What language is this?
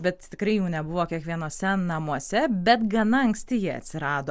Lithuanian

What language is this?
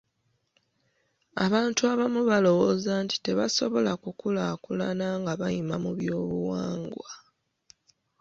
Ganda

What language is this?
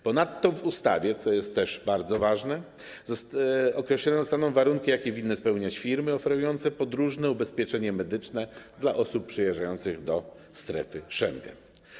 Polish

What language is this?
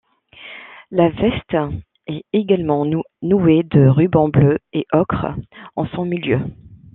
French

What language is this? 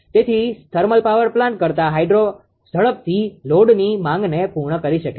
Gujarati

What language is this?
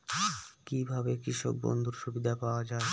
Bangla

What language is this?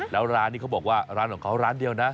Thai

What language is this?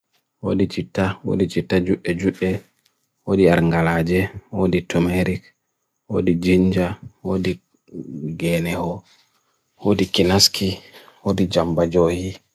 Bagirmi Fulfulde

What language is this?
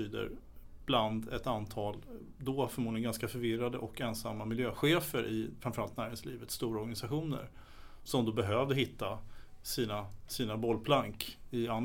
Swedish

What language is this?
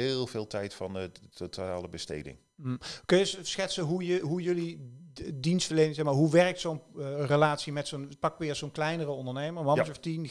Dutch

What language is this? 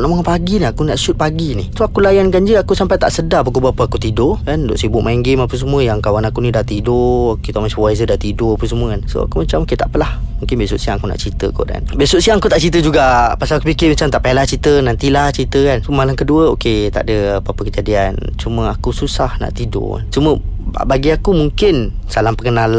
Malay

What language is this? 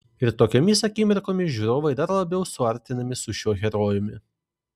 Lithuanian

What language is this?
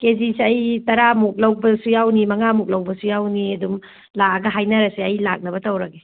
Manipuri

